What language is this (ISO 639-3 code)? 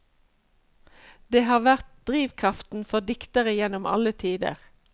nor